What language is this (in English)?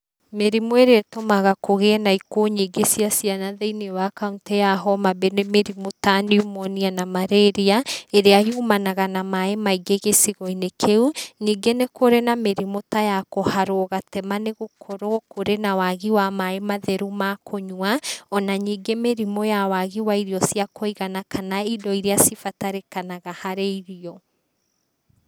Kikuyu